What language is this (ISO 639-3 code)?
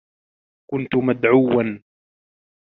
ara